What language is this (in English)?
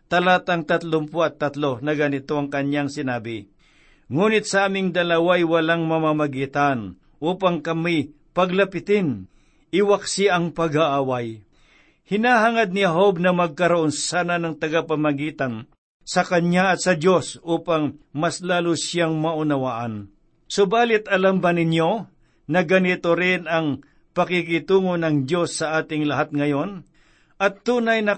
Filipino